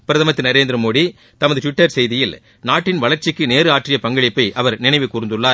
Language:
Tamil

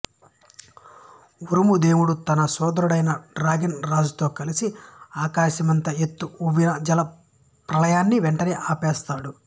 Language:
Telugu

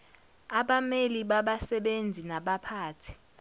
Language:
Zulu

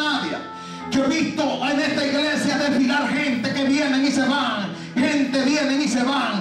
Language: Spanish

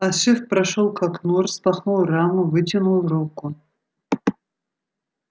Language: Russian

